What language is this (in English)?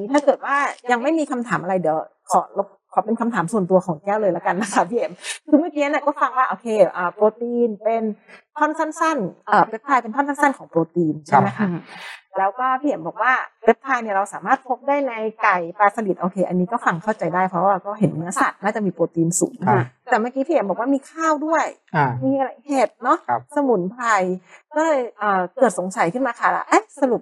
Thai